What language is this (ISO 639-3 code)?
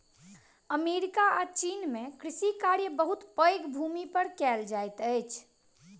mai